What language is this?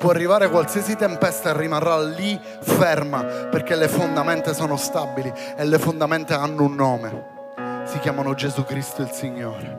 Italian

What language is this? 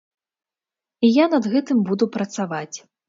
Belarusian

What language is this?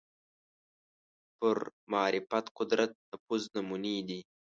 Pashto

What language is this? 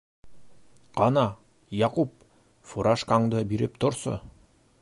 Bashkir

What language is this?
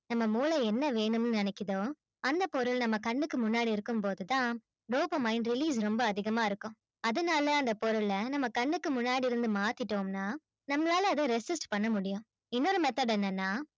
Tamil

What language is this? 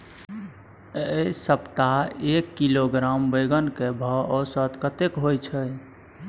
Maithili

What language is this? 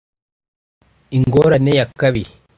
Kinyarwanda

